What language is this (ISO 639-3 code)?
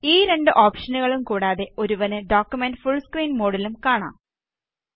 mal